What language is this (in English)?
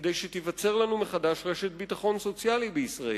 Hebrew